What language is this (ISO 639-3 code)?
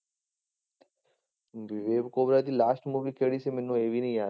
pan